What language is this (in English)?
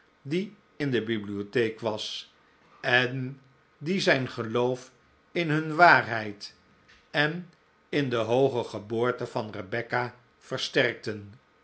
Dutch